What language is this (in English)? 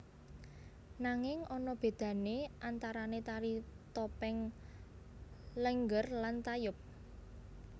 Javanese